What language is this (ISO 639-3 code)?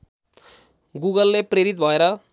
nep